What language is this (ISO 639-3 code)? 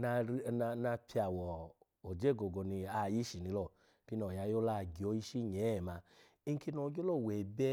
ala